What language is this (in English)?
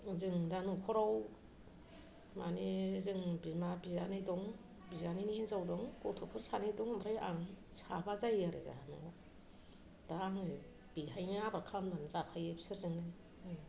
Bodo